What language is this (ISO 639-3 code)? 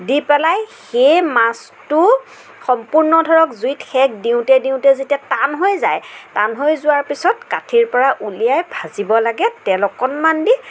asm